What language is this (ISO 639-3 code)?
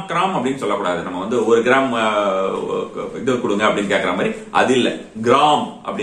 ind